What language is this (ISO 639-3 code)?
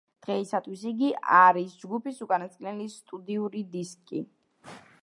kat